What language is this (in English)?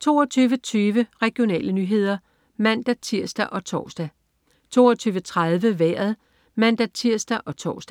Danish